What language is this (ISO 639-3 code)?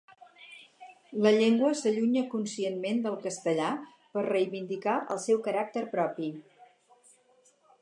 cat